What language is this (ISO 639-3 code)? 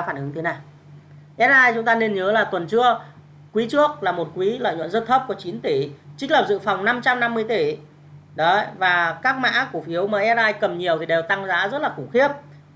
vie